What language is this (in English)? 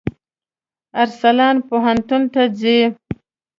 Pashto